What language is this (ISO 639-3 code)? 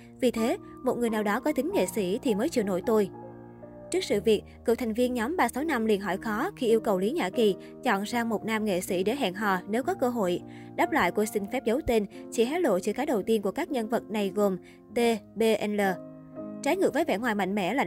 vie